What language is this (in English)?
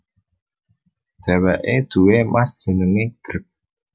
Javanese